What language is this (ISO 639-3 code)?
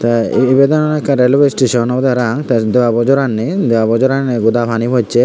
ccp